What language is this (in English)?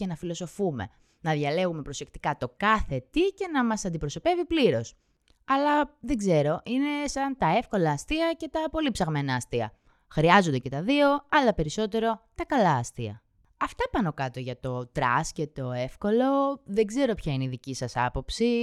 Greek